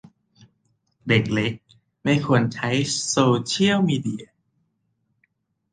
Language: Thai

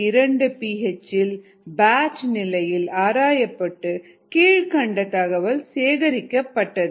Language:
Tamil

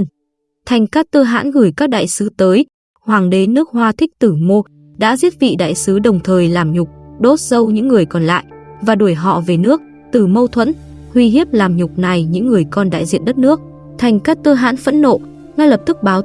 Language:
Vietnamese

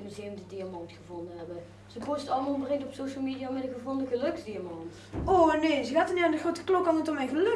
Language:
Dutch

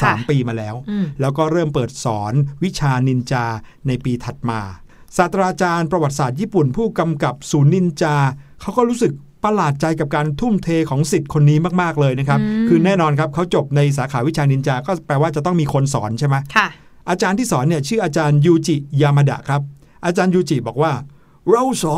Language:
Thai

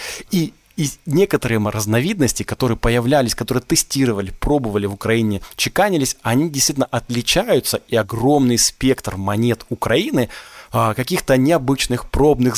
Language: Russian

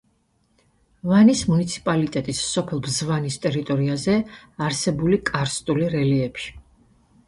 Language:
Georgian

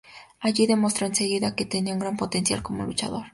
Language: Spanish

